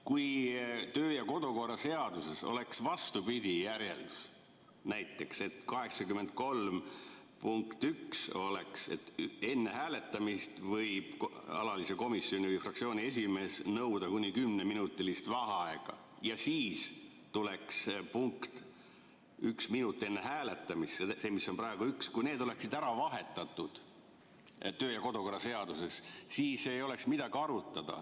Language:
Estonian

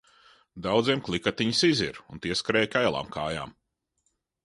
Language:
Latvian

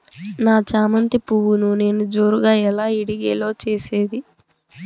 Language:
Telugu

